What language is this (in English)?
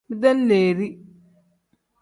Tem